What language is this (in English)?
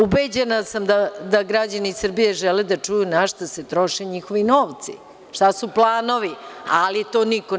Serbian